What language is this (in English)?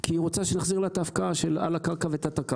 Hebrew